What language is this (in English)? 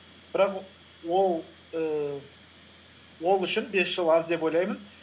Kazakh